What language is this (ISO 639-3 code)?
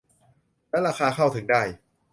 tha